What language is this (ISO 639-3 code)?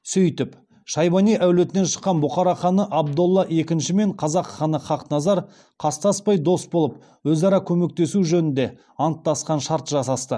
kaz